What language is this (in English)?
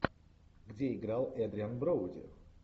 Russian